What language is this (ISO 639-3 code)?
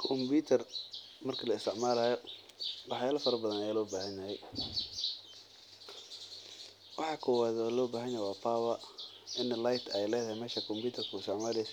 som